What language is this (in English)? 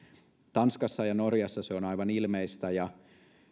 Finnish